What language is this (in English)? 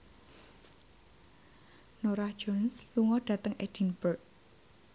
Javanese